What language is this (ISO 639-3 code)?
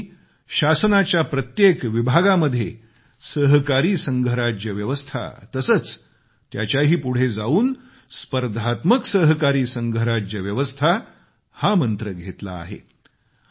mar